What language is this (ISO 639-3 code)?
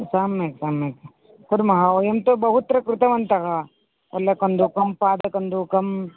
san